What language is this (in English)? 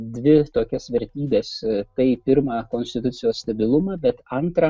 Lithuanian